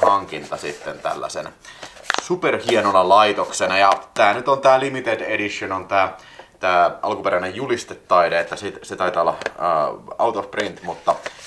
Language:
Finnish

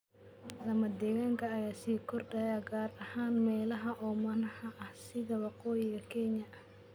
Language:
Somali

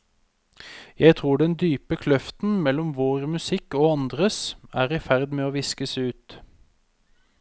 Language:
Norwegian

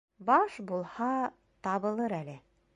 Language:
Bashkir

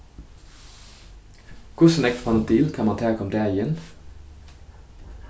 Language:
Faroese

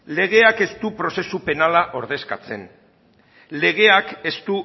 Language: Basque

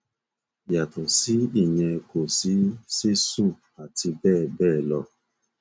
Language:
Yoruba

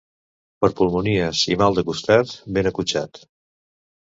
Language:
Catalan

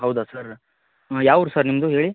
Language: Kannada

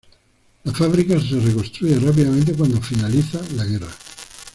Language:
Spanish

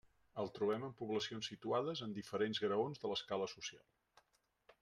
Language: Catalan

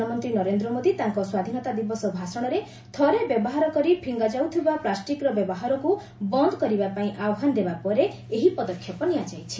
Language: Odia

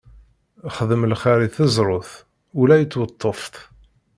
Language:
Kabyle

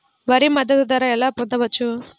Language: Telugu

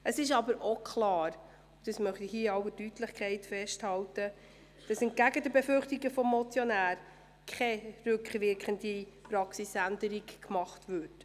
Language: Swiss German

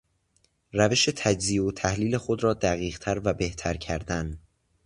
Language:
Persian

